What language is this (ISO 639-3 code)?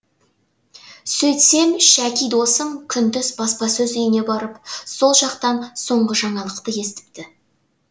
kaz